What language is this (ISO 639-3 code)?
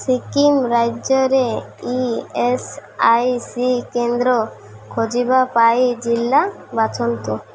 ori